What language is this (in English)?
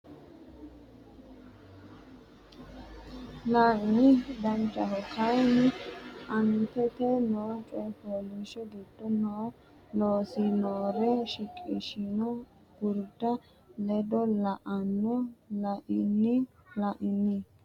Sidamo